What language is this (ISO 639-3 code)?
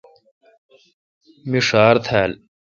xka